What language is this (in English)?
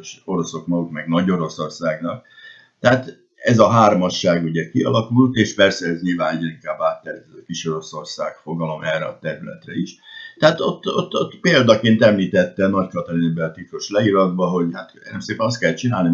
Hungarian